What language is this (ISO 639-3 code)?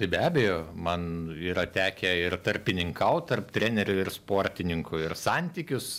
lit